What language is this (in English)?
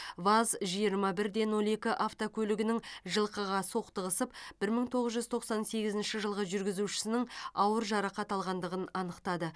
Kazakh